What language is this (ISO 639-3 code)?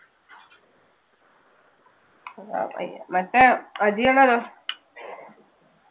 mal